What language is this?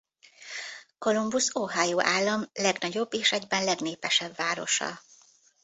Hungarian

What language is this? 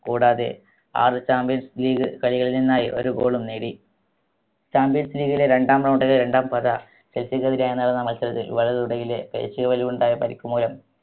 Malayalam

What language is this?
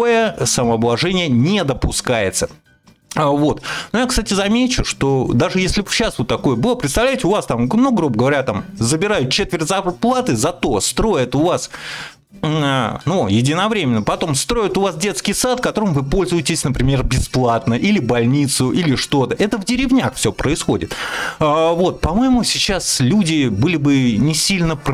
Russian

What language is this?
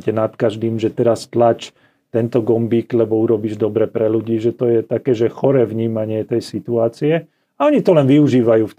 Slovak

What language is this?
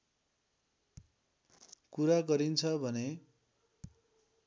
Nepali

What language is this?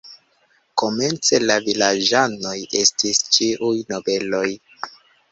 Esperanto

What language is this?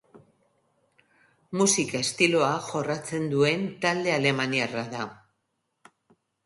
Basque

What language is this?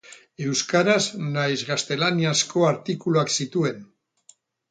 Basque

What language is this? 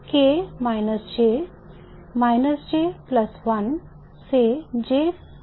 Hindi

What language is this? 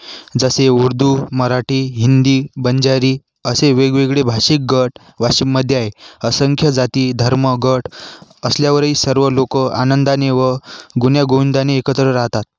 Marathi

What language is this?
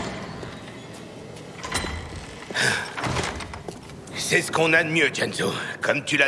French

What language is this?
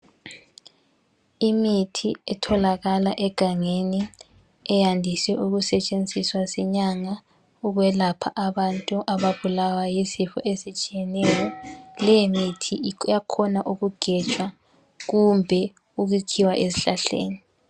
North Ndebele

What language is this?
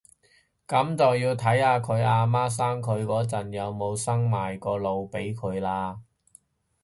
Cantonese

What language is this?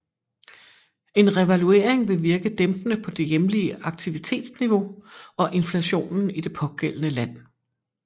Danish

